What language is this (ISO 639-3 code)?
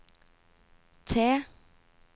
nor